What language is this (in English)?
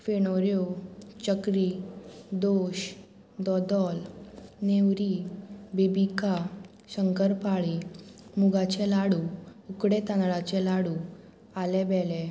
Konkani